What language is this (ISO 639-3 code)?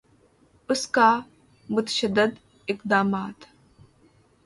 urd